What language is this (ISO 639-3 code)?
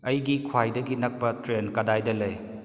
mni